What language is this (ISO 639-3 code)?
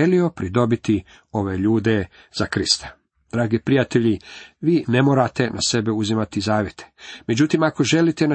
hrv